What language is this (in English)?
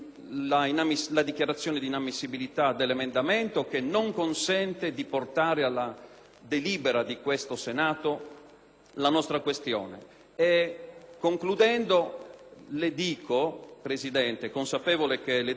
Italian